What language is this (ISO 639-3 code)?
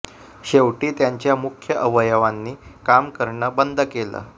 mar